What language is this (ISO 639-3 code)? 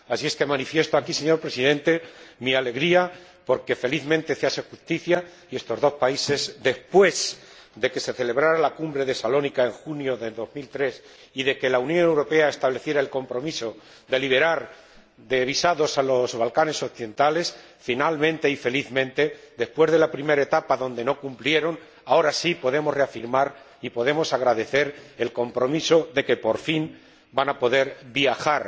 spa